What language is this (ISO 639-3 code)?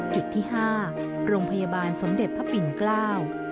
tha